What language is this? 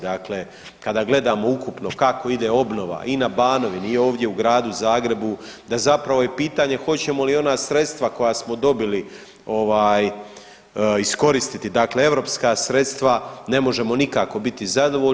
Croatian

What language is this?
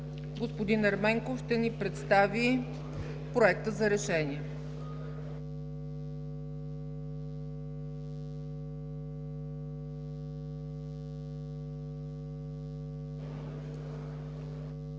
Bulgarian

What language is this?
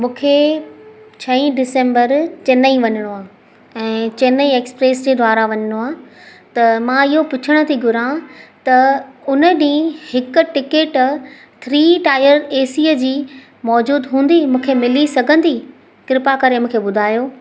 Sindhi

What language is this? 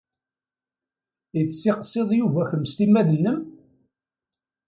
Kabyle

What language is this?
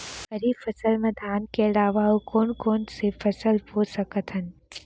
Chhattisgarhi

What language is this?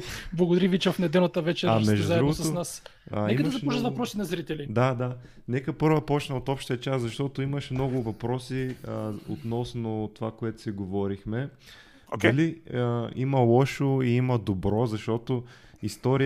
Bulgarian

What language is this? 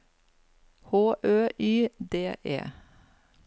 Norwegian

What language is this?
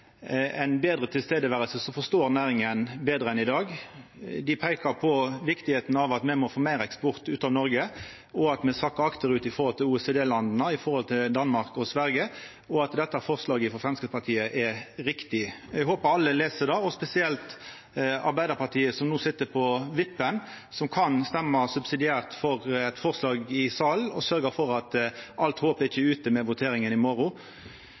Norwegian Nynorsk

